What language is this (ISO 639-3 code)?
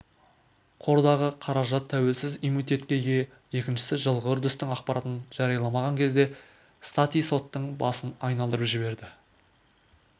kaz